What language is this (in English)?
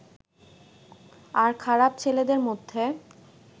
Bangla